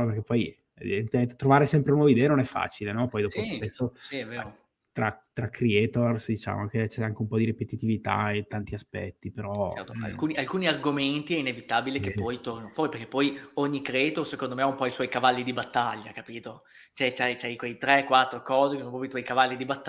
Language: Italian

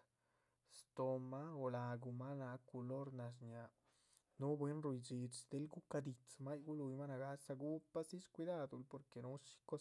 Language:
Chichicapan Zapotec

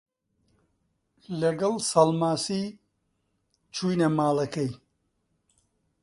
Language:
Central Kurdish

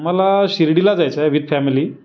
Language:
Marathi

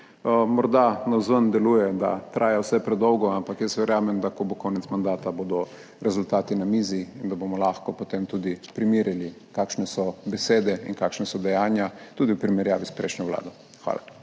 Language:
Slovenian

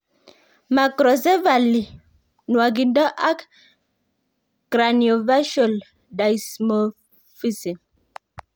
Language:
Kalenjin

